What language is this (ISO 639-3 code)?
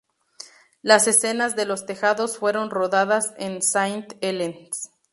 spa